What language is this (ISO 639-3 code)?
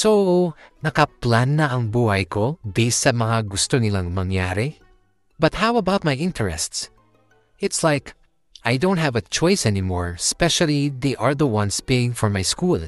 fil